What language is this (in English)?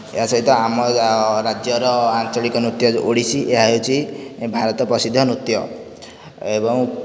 Odia